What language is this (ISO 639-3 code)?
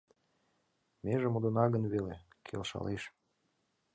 chm